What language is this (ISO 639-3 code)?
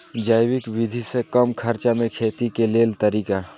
mai